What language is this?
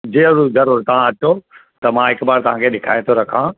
Sindhi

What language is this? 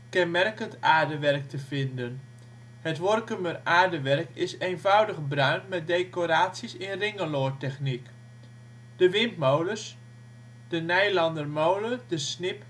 Dutch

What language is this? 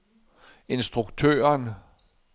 Danish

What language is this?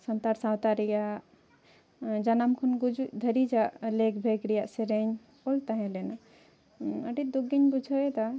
Santali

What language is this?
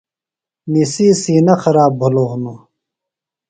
Phalura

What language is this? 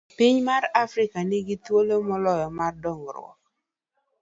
Luo (Kenya and Tanzania)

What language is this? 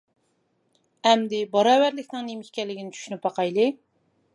Uyghur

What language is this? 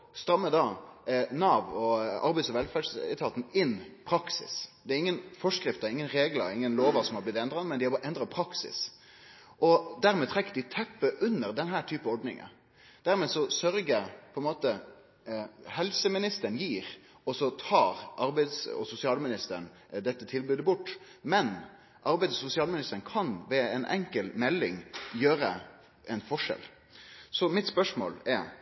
Norwegian Nynorsk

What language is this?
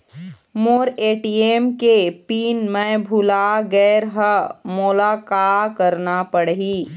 Chhattisgarhi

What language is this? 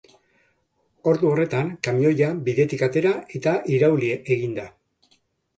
Basque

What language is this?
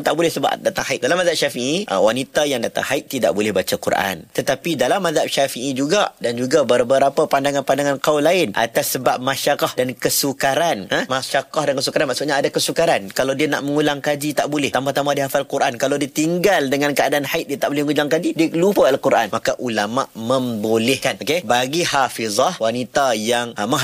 Malay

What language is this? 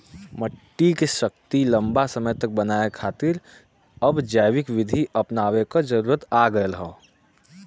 Bhojpuri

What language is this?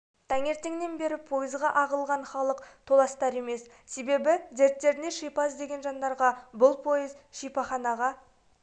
Kazakh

